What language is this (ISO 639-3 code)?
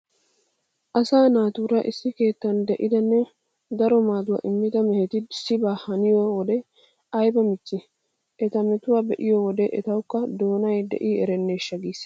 wal